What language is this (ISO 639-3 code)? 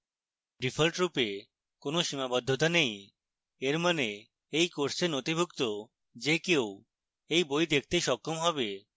ben